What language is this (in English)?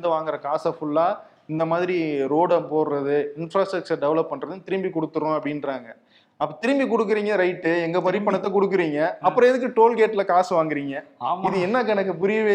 Tamil